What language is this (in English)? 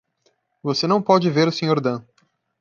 Portuguese